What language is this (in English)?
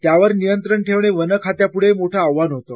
Marathi